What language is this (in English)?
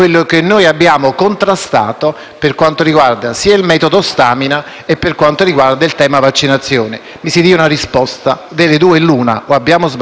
Italian